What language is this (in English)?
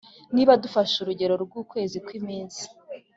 Kinyarwanda